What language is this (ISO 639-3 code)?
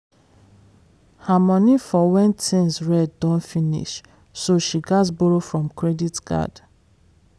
pcm